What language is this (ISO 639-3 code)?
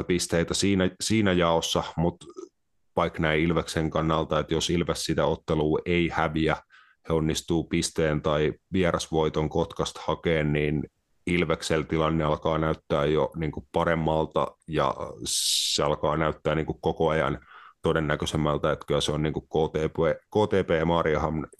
fin